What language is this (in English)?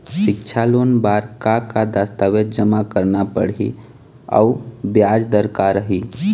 Chhattisgarhi